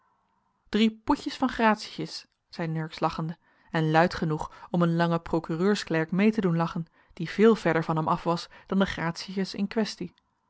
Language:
Dutch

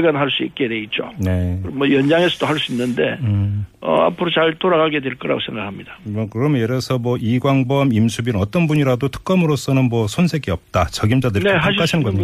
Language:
Korean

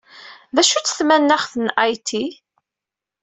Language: Kabyle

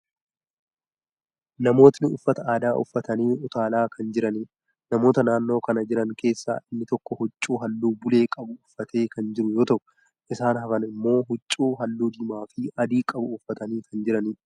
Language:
Oromo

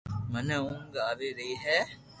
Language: Loarki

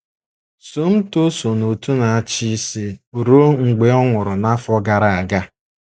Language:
Igbo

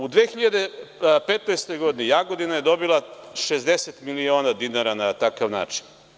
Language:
Serbian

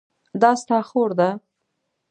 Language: Pashto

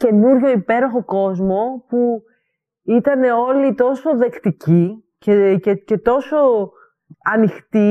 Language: Greek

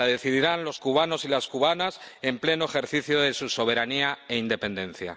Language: Spanish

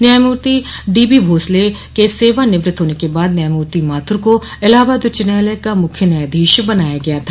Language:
Hindi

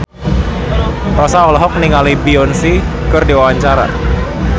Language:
Sundanese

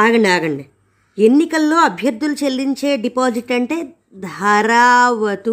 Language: Telugu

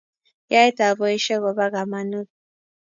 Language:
Kalenjin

